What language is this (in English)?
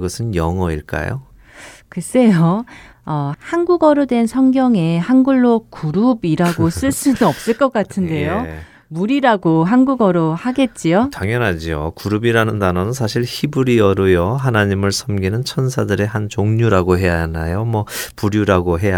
Korean